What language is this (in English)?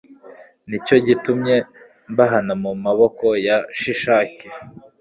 Kinyarwanda